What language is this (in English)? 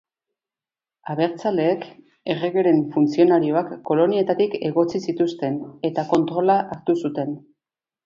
Basque